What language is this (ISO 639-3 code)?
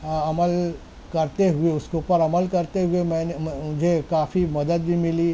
urd